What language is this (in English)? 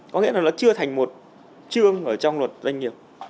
Vietnamese